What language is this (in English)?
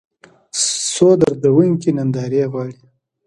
Pashto